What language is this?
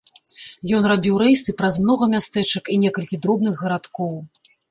Belarusian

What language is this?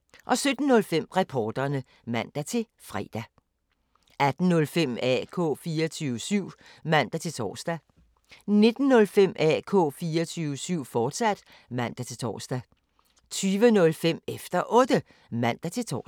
Danish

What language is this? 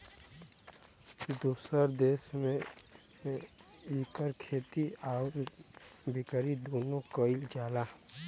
Bhojpuri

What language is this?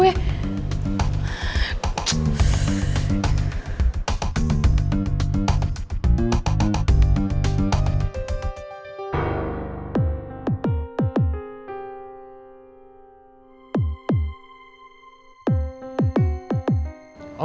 Indonesian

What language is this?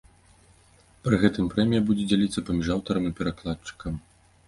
Belarusian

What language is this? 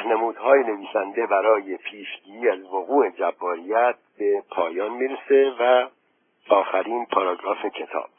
Persian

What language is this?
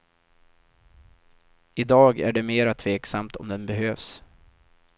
Swedish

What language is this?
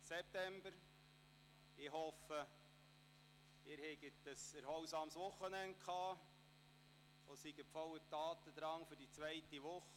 Swiss German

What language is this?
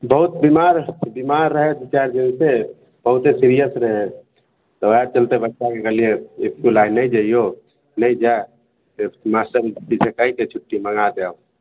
Maithili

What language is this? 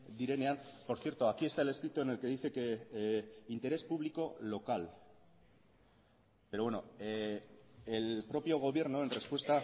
Spanish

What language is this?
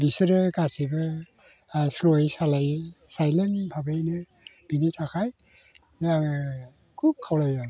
Bodo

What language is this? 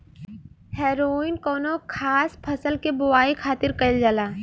Bhojpuri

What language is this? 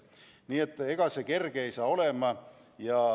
Estonian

